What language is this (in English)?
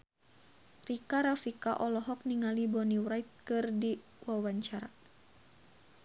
Sundanese